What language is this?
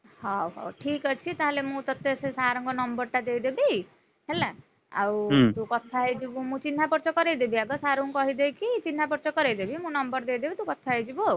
Odia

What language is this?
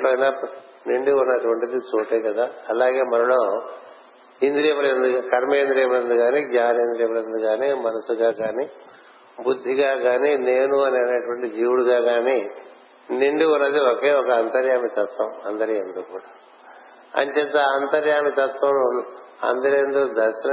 Telugu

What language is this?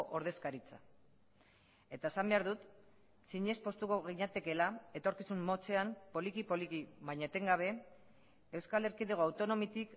Basque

